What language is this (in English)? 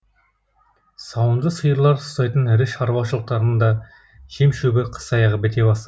Kazakh